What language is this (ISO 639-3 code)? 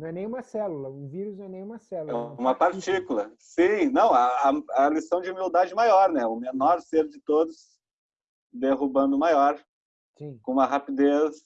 por